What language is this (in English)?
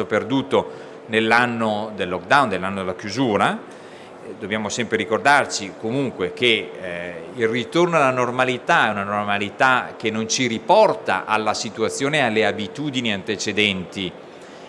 Italian